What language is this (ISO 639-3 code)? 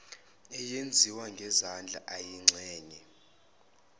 zul